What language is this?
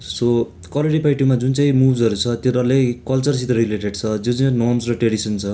Nepali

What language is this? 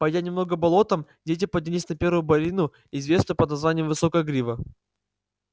Russian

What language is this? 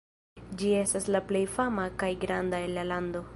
Esperanto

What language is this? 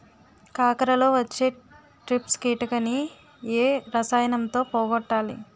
Telugu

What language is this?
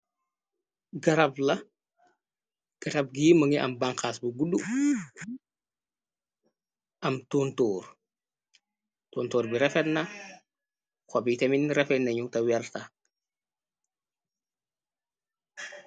Wolof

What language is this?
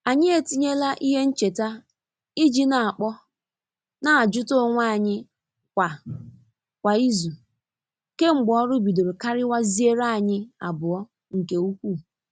Igbo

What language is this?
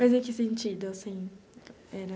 Portuguese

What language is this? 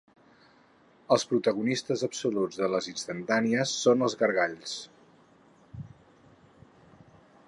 Catalan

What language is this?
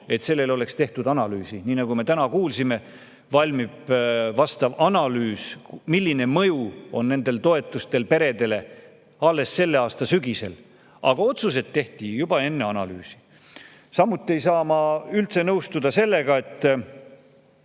Estonian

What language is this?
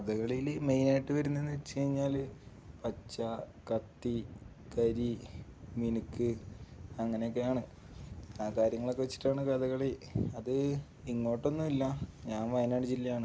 Malayalam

